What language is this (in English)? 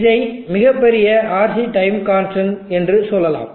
Tamil